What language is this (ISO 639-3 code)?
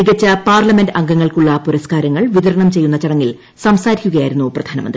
mal